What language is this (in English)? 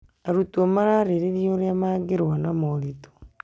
Kikuyu